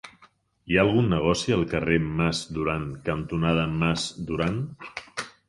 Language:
Catalan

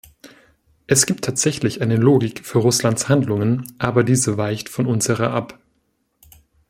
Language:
German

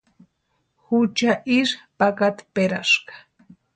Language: Western Highland Purepecha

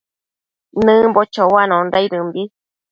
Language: Matsés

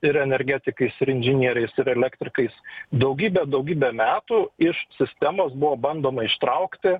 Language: Lithuanian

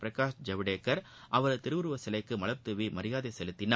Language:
Tamil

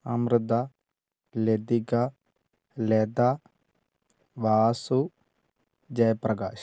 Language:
Malayalam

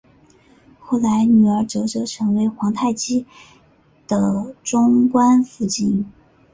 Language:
Chinese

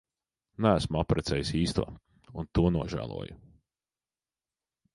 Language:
Latvian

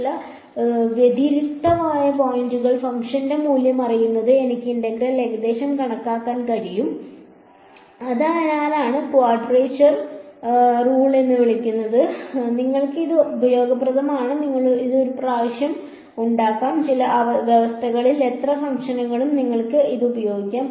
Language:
Malayalam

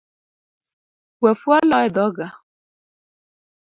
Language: Luo (Kenya and Tanzania)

